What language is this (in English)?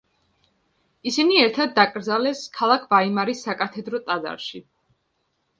Georgian